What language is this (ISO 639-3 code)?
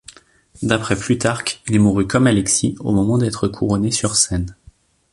fra